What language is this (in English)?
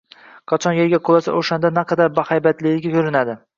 Uzbek